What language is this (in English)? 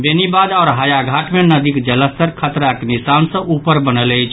Maithili